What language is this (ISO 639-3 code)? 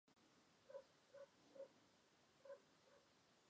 zho